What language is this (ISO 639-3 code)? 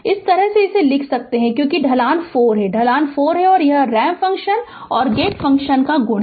hin